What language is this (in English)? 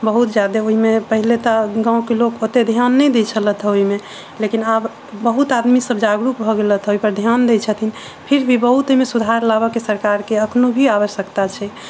Maithili